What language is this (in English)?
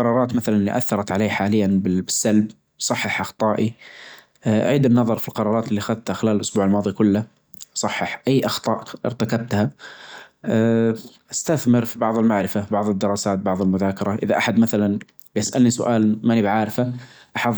Najdi Arabic